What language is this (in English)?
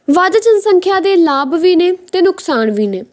Punjabi